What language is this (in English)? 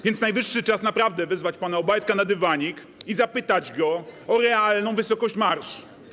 Polish